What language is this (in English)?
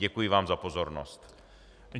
Czech